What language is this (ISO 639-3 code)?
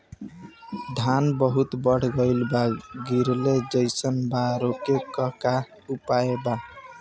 bho